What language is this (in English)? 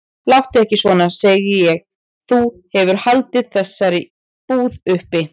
Icelandic